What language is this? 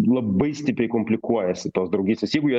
Lithuanian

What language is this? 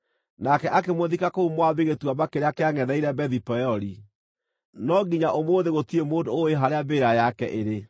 Kikuyu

